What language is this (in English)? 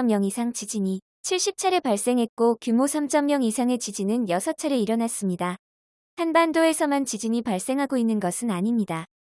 Korean